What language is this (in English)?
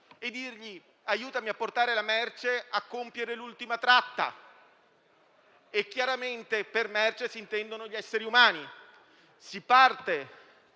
Italian